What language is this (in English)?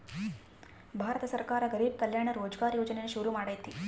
Kannada